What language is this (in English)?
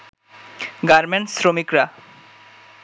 Bangla